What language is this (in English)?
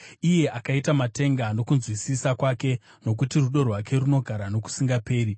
Shona